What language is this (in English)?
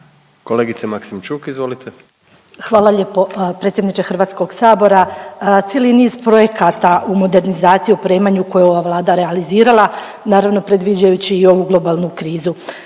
Croatian